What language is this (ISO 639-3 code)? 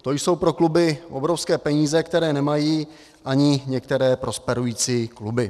ces